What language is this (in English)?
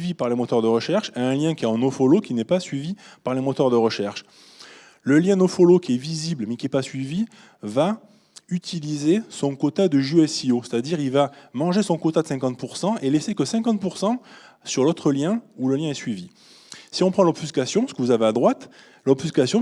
French